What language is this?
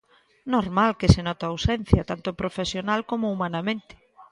Galician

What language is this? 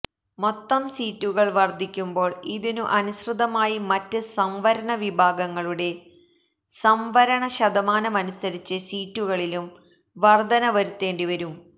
Malayalam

